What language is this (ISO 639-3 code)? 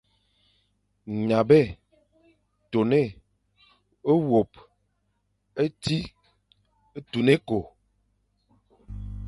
fan